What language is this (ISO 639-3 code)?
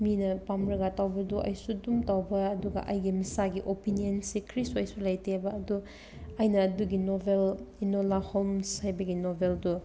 mni